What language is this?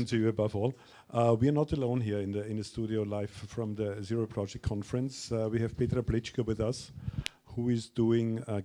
English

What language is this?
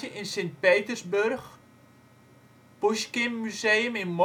Dutch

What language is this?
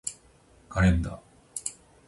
Japanese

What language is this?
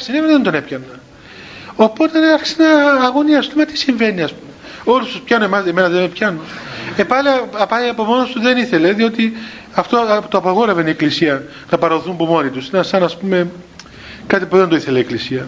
Greek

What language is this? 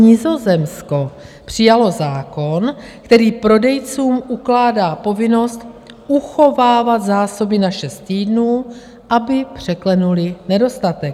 Czech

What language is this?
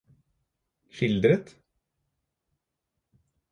Norwegian Bokmål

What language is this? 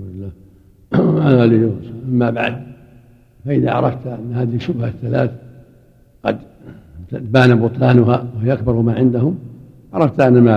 Arabic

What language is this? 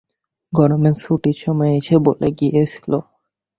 Bangla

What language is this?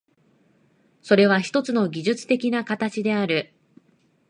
Japanese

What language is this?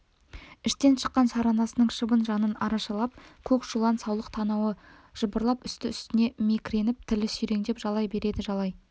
Kazakh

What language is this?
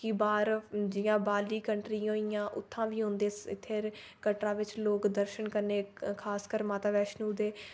Dogri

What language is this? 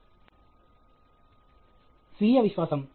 Telugu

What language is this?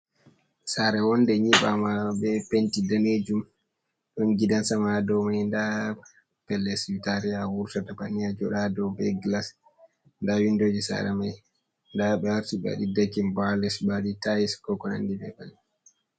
Fula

